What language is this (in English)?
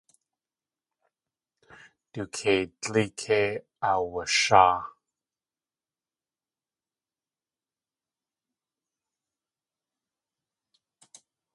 Tlingit